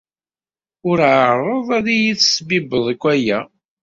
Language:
Kabyle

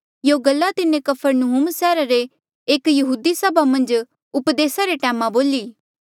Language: Mandeali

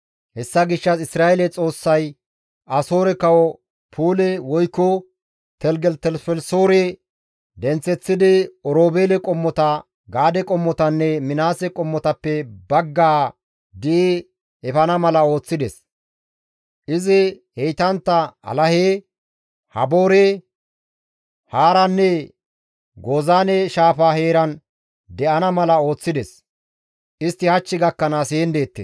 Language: Gamo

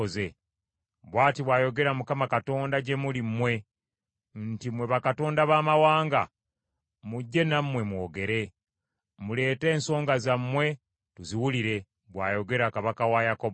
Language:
Ganda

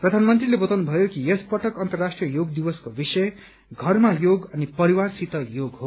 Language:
Nepali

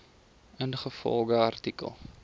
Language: Afrikaans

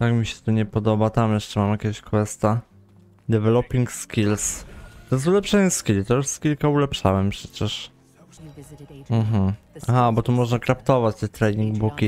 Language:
Polish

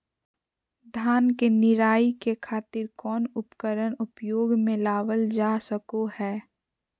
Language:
Magahi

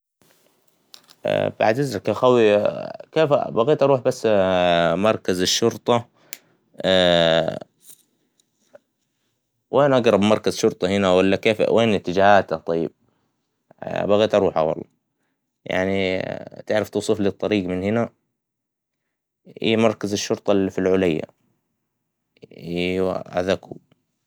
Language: Hijazi Arabic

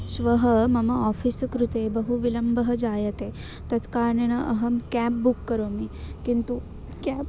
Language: Sanskrit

